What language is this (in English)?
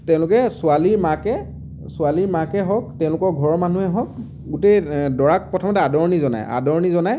Assamese